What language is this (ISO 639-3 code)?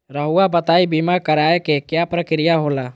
mag